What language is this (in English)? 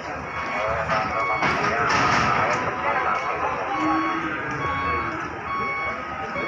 Indonesian